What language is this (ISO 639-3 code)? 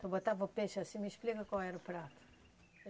por